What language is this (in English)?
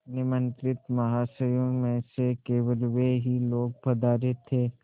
Hindi